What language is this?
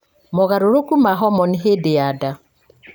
Kikuyu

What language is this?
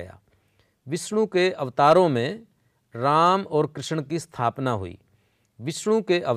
Hindi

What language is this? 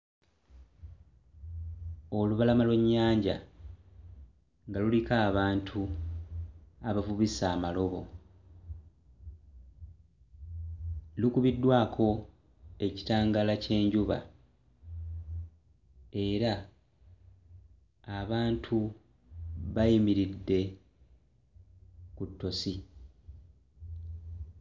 Ganda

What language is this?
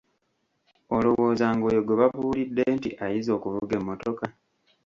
Ganda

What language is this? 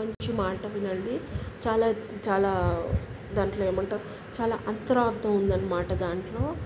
Telugu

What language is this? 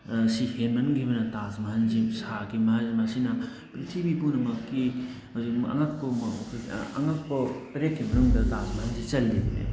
Manipuri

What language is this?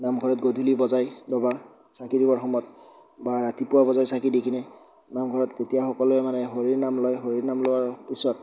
Assamese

